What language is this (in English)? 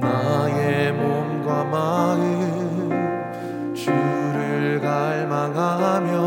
Korean